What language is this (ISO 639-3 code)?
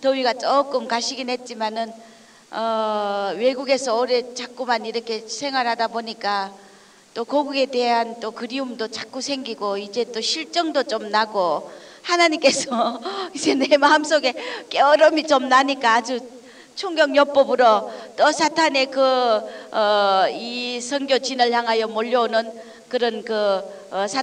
kor